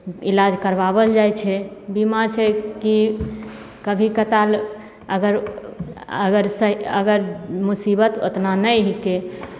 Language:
Maithili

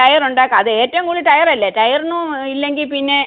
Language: Malayalam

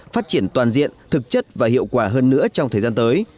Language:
Vietnamese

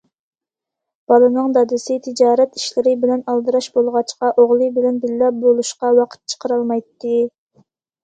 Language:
Uyghur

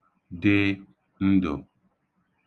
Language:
Igbo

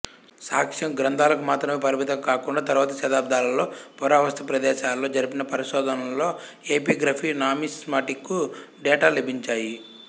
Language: Telugu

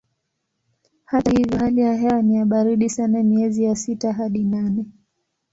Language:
Swahili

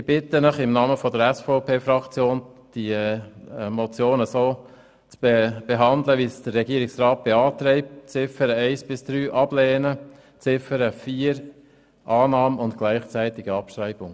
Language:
Swiss German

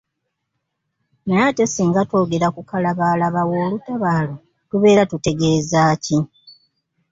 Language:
Ganda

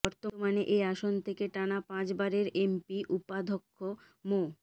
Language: Bangla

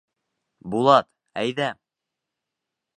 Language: Bashkir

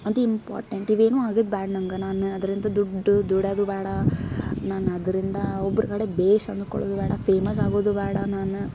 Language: Kannada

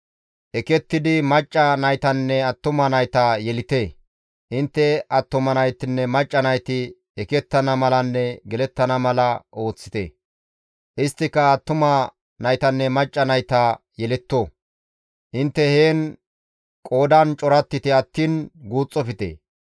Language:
Gamo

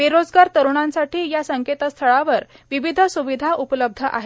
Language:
Marathi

